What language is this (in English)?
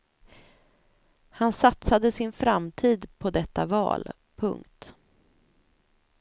Swedish